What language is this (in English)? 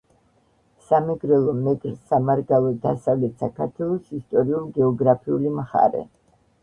Georgian